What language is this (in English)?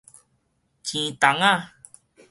Min Nan Chinese